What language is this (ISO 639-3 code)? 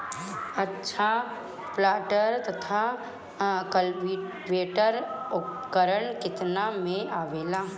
bho